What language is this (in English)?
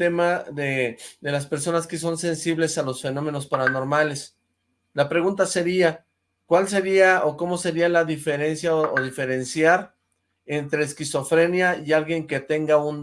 Spanish